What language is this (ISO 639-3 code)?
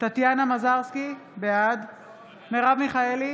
heb